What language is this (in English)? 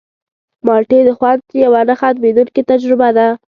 Pashto